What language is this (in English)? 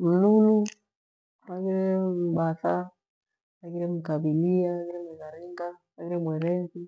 Gweno